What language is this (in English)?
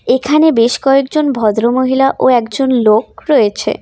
Bangla